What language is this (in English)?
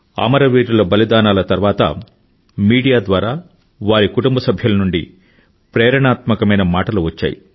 Telugu